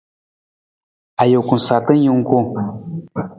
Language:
Nawdm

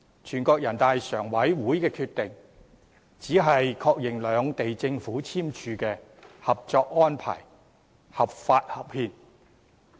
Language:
Cantonese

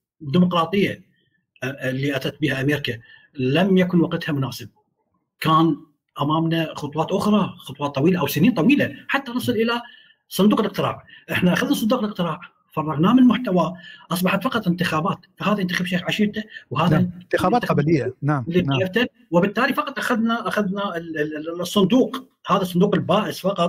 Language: Arabic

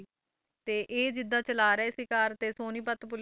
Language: Punjabi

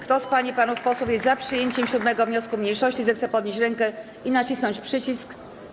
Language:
Polish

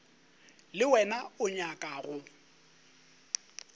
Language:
Northern Sotho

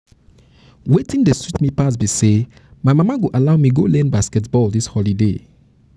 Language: Nigerian Pidgin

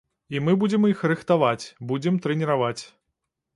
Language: Belarusian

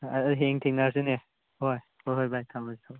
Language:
Manipuri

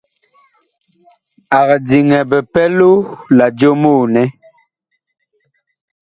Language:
Bakoko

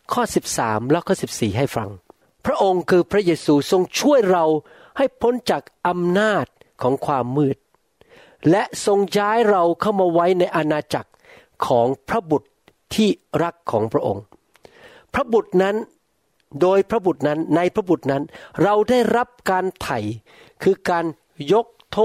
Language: Thai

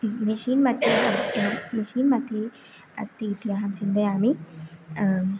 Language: Sanskrit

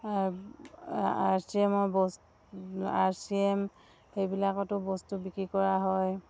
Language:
Assamese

